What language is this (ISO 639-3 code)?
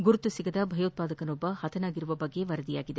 kan